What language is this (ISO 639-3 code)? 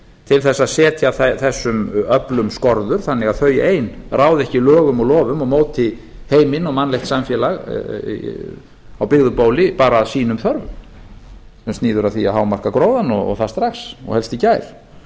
isl